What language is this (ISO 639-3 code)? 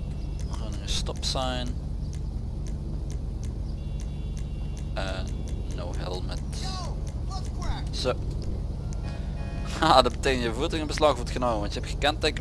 nld